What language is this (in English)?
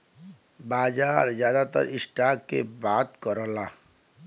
Bhojpuri